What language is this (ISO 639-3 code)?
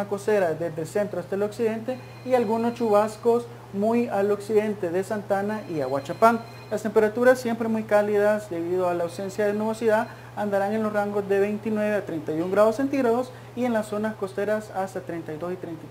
spa